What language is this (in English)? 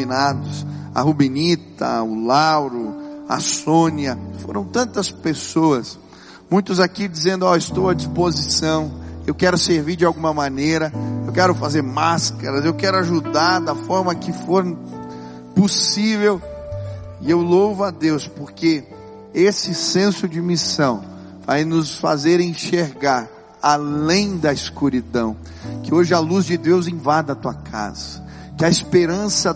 Portuguese